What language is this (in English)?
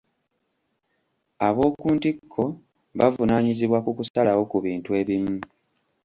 Ganda